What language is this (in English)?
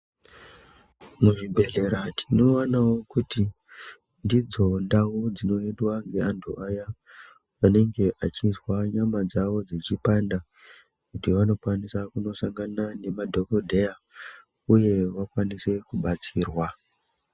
Ndau